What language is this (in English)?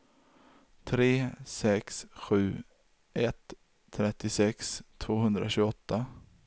Swedish